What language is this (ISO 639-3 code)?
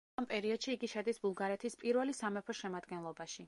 kat